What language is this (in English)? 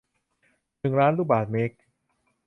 Thai